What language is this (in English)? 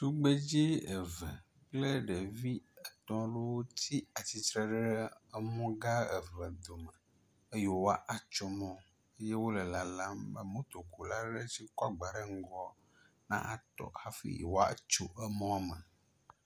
Ewe